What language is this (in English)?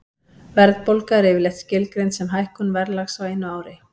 Icelandic